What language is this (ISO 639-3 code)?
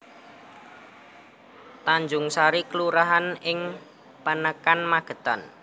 jav